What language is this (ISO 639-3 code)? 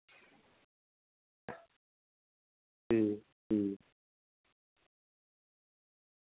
doi